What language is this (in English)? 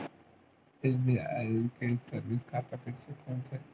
Chhattisgarhi